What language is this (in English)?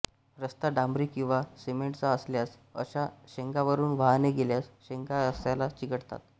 Marathi